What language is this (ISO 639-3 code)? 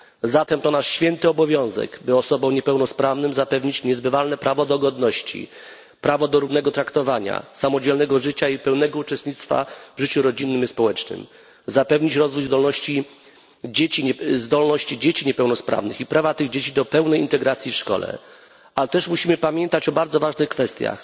pol